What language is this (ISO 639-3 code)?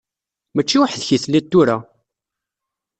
kab